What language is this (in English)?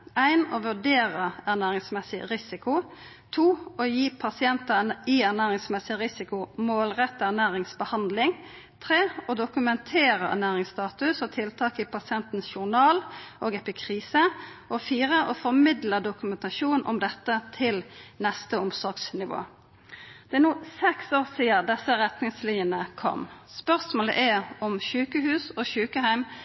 Norwegian Nynorsk